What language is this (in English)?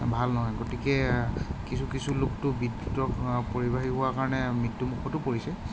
Assamese